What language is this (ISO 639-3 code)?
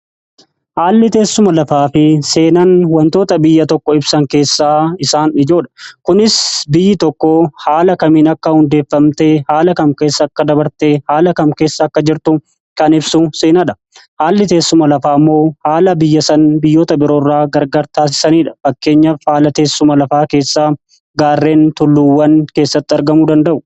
orm